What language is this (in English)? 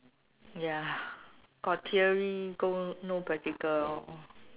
English